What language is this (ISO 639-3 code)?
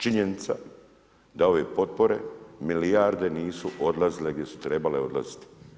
hrv